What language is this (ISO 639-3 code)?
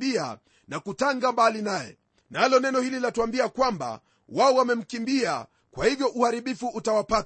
swa